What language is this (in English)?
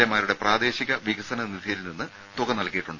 Malayalam